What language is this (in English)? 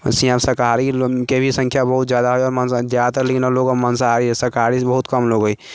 Maithili